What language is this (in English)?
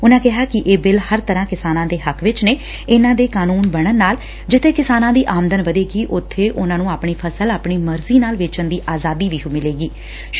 Punjabi